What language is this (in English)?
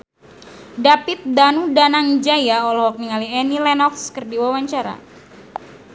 Sundanese